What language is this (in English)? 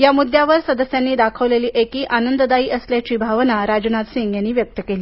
Marathi